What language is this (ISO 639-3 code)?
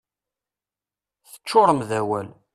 kab